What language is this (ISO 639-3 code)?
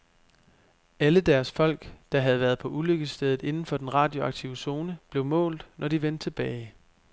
dan